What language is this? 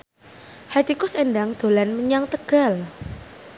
Javanese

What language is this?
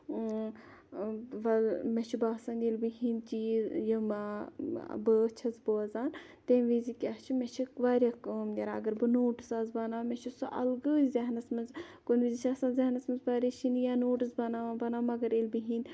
Kashmiri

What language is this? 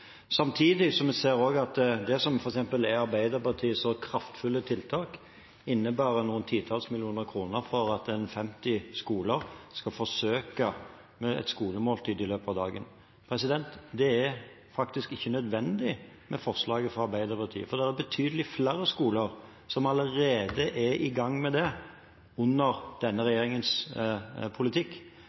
Norwegian Bokmål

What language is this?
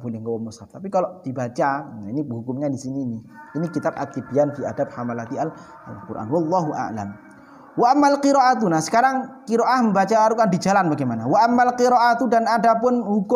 Indonesian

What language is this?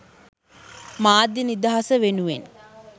Sinhala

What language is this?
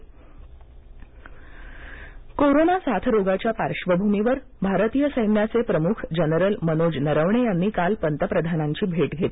Marathi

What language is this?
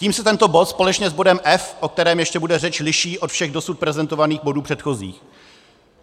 Czech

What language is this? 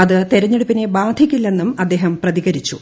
Malayalam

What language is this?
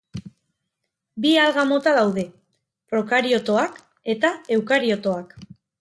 Basque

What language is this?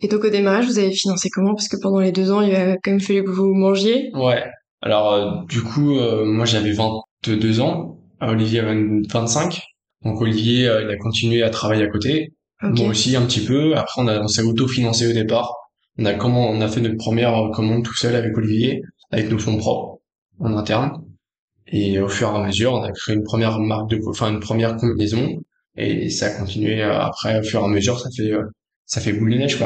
French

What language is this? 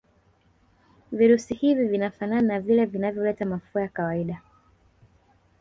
Swahili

